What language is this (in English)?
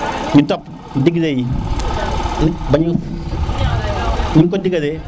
Serer